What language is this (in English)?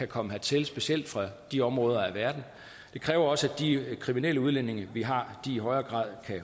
Danish